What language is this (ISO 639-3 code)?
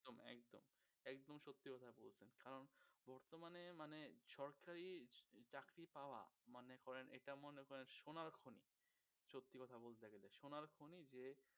ben